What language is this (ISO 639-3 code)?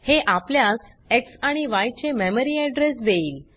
mar